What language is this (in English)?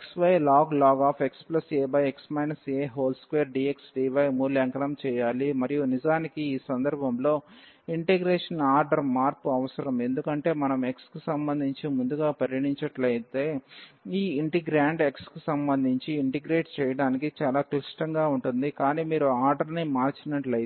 Telugu